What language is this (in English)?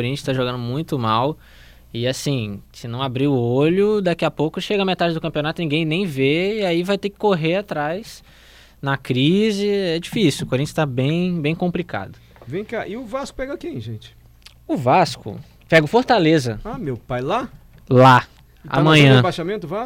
Portuguese